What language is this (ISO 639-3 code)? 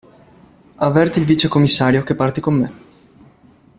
ita